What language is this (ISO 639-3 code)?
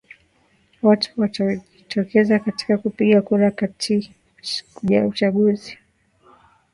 swa